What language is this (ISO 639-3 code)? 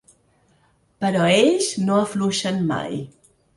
cat